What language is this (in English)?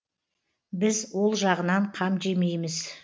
Kazakh